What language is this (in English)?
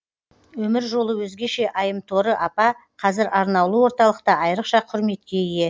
Kazakh